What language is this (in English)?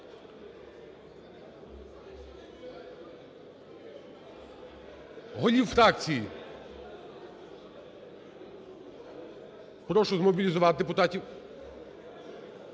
Ukrainian